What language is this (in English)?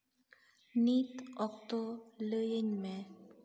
Santali